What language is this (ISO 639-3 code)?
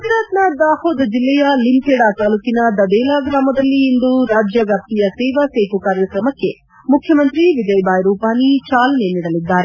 kan